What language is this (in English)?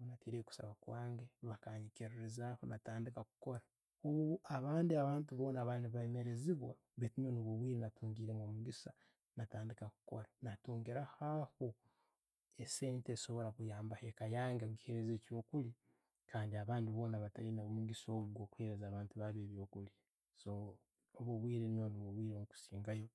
Tooro